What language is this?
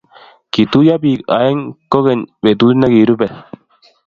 Kalenjin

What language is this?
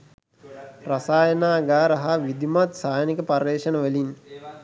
Sinhala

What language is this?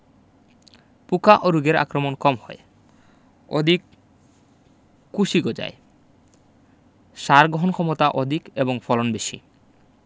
Bangla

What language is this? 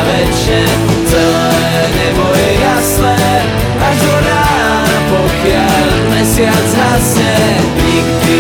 Slovak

